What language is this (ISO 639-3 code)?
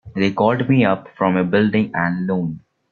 eng